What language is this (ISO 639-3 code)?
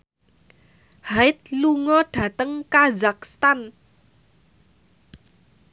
jav